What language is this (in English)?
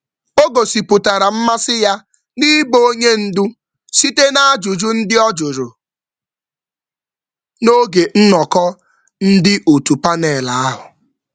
Igbo